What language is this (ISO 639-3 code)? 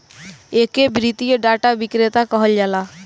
bho